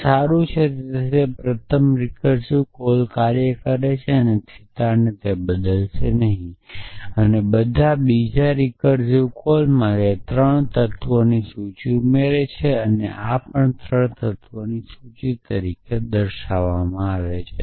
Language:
Gujarati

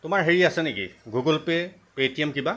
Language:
Assamese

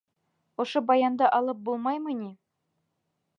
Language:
Bashkir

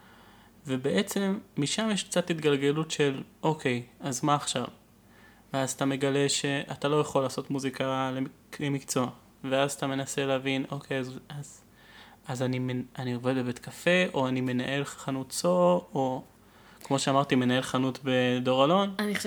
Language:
Hebrew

